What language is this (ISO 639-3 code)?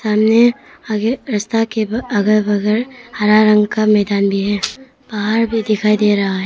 hin